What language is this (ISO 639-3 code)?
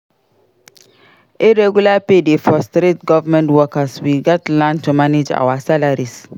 pcm